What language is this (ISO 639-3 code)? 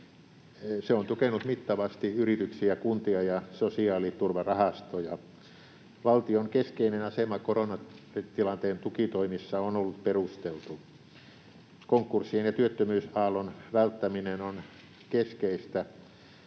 fin